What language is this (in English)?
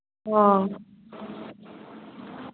Manipuri